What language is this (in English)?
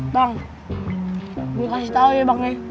Indonesian